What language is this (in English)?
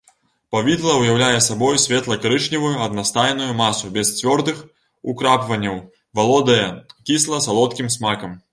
Belarusian